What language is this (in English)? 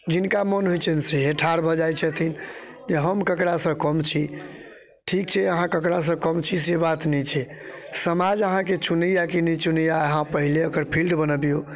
Maithili